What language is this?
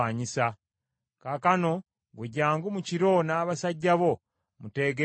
Ganda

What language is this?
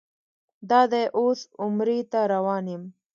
Pashto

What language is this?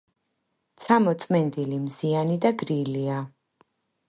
Georgian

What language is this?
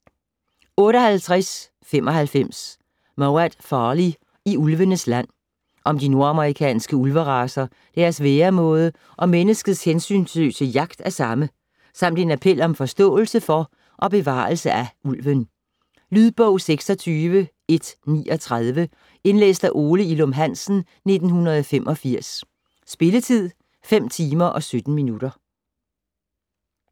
Danish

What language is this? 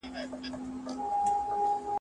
Pashto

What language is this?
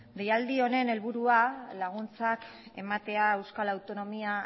Basque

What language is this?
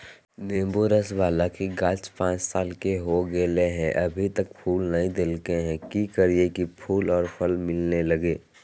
Magahi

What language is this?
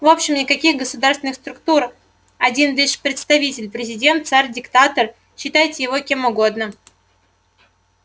Russian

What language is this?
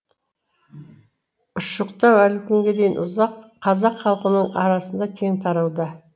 Kazakh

